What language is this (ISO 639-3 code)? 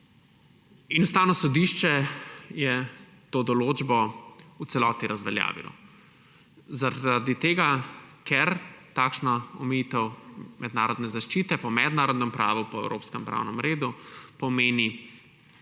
slv